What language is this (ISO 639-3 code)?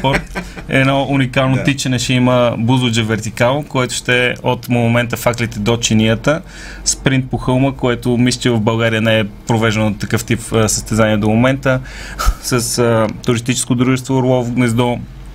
bul